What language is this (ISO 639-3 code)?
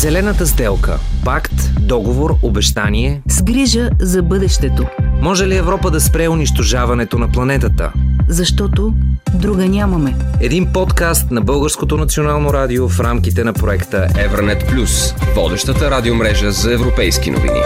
bul